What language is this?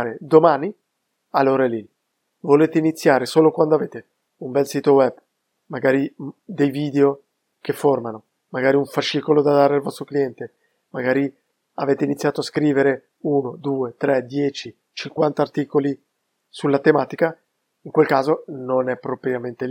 Italian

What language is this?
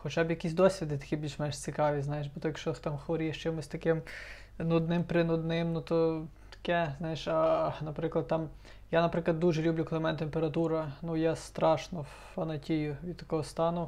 Ukrainian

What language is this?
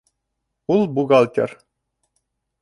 Bashkir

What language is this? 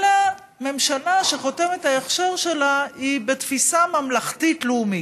Hebrew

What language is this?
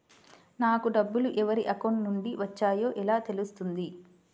Telugu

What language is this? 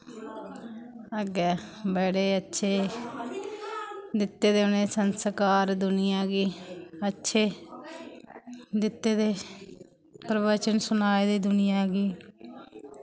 Dogri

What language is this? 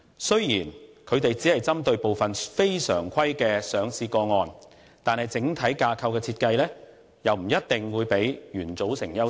Cantonese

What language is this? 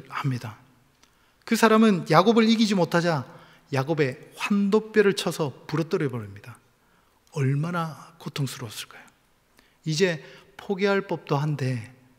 Korean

